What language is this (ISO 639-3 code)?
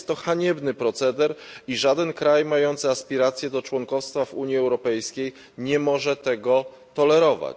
pol